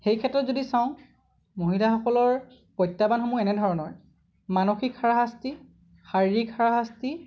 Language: Assamese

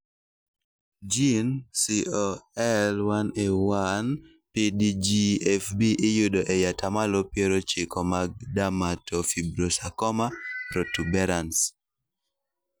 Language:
Luo (Kenya and Tanzania)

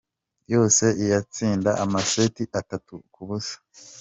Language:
Kinyarwanda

